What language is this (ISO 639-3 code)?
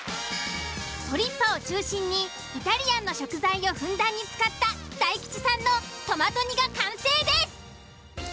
jpn